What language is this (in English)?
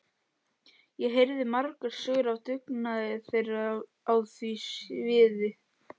Icelandic